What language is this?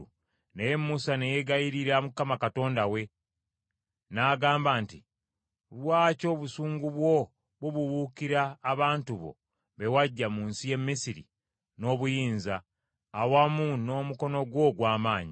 Ganda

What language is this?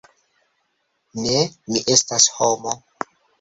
Esperanto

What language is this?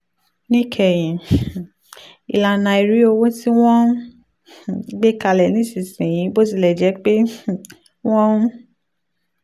Yoruba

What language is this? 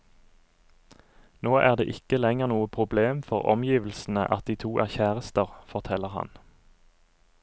Norwegian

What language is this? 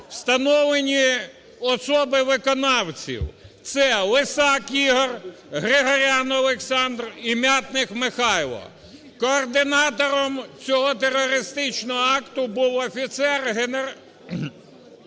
Ukrainian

